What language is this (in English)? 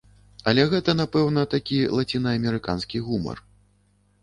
Belarusian